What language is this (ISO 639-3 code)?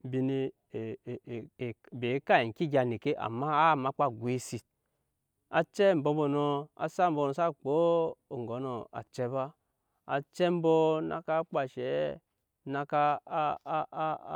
yes